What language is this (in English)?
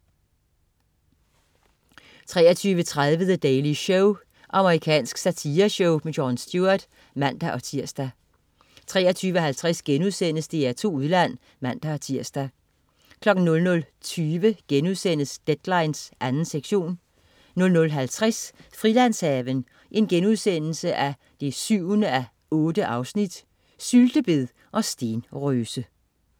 Danish